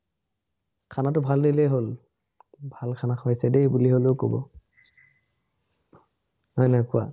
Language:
Assamese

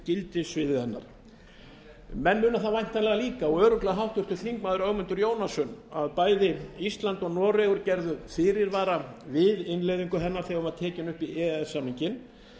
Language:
Icelandic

